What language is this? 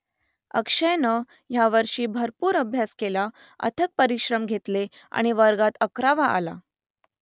Marathi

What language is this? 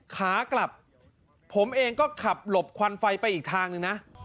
Thai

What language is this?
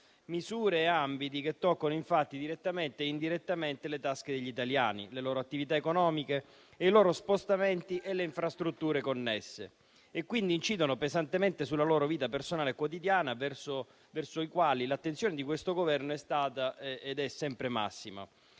Italian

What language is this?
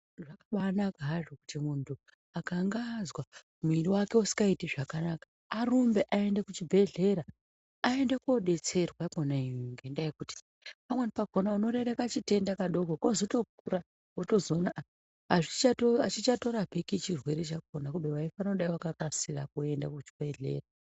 Ndau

